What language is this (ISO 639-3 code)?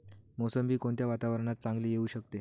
mar